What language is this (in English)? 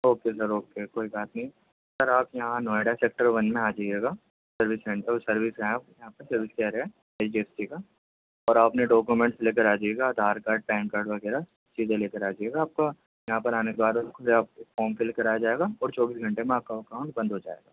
Urdu